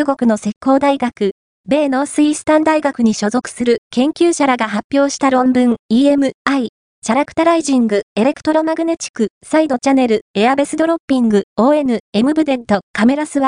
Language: Japanese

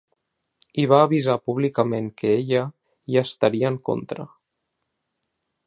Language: Catalan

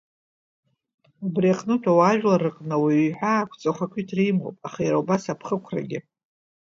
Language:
Abkhazian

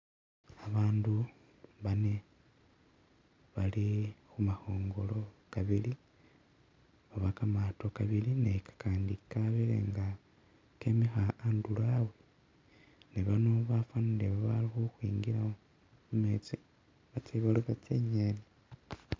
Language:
Masaaba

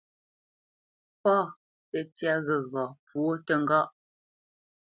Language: Bamenyam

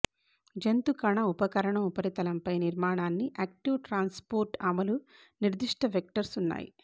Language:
Telugu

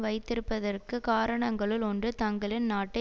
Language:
Tamil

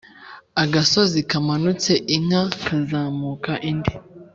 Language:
Kinyarwanda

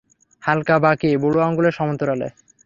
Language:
Bangla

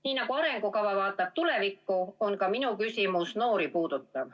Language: Estonian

